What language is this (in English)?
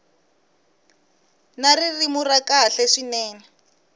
Tsonga